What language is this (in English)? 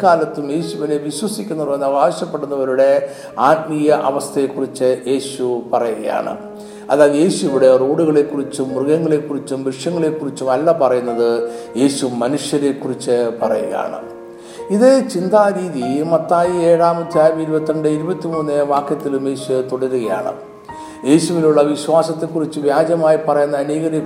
Malayalam